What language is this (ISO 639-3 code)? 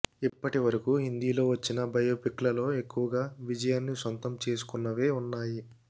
tel